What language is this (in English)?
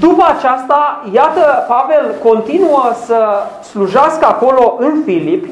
Romanian